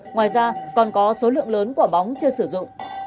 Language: Vietnamese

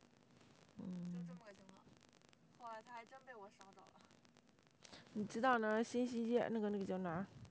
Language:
Chinese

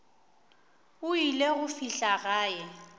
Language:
Northern Sotho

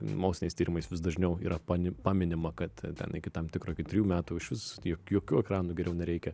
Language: Lithuanian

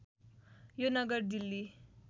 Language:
Nepali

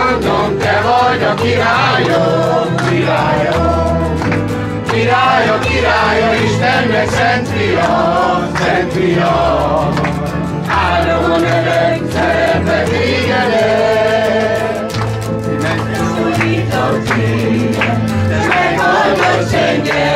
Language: Hungarian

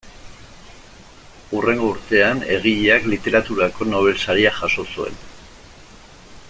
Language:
Basque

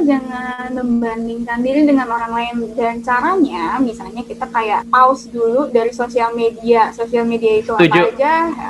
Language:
Indonesian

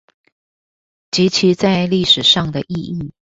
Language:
Chinese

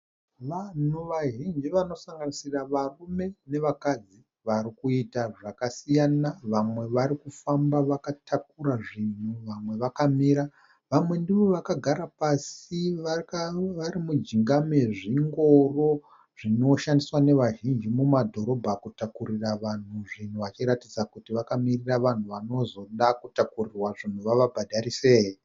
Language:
Shona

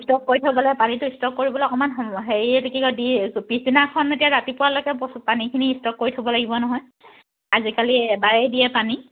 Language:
Assamese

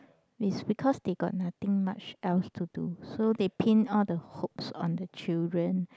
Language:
English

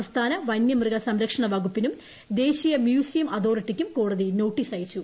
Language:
Malayalam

